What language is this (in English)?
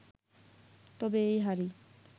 Bangla